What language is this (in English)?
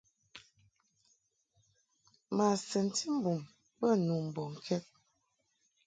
Mungaka